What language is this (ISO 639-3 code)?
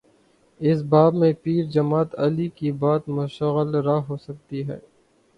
urd